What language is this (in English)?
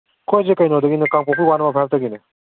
Manipuri